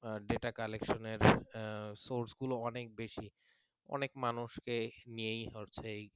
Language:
Bangla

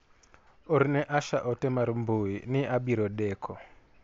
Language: Luo (Kenya and Tanzania)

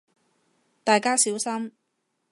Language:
Cantonese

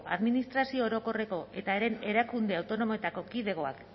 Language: Basque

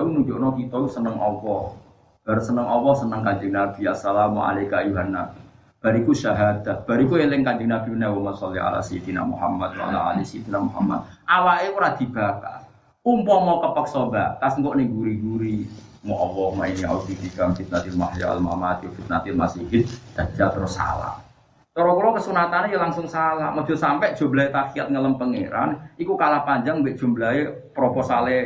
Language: Malay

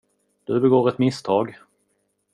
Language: Swedish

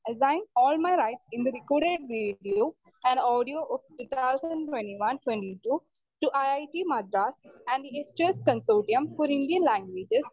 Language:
Malayalam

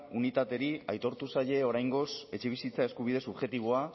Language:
Basque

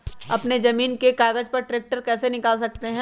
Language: Magahi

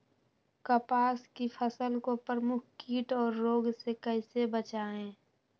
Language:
Magahi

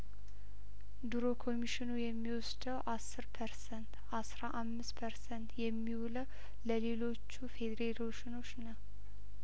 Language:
Amharic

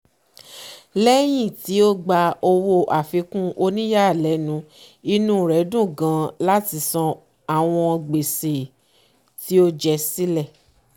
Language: Yoruba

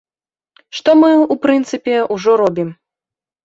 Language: Belarusian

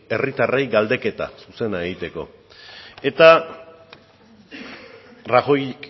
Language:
Basque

